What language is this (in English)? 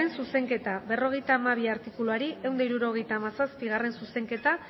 Basque